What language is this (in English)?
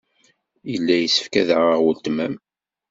Kabyle